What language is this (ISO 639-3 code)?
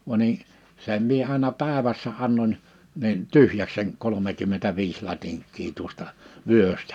fin